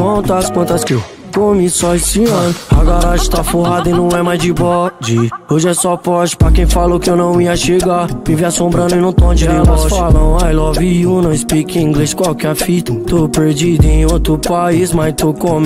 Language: Romanian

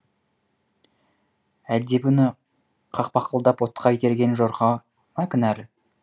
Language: Kazakh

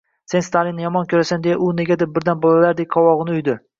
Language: Uzbek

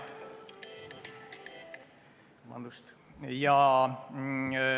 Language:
Estonian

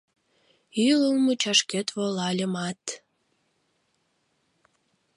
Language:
Mari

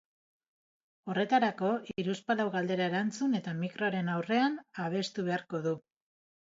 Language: Basque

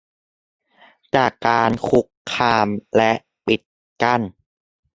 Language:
Thai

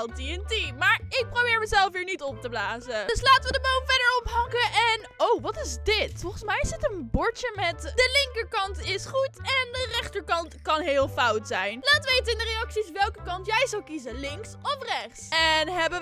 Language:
Dutch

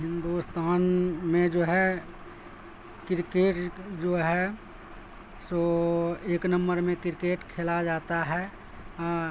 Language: Urdu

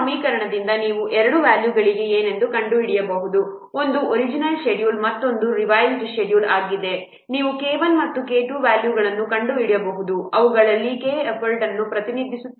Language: Kannada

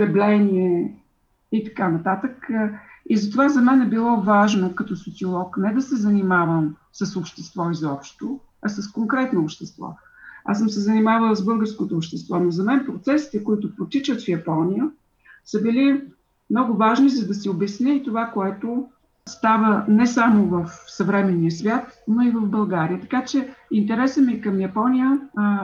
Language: Bulgarian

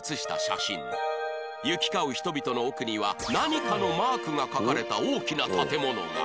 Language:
Japanese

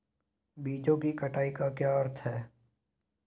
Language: Hindi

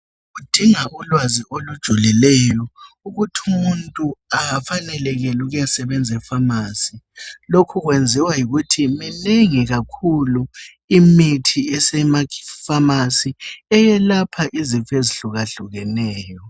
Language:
North Ndebele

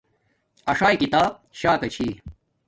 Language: Domaaki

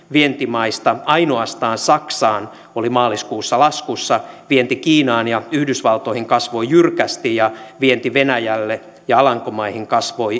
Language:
Finnish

